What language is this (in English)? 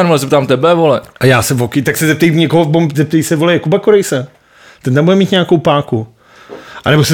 Czech